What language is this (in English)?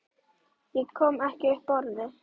Icelandic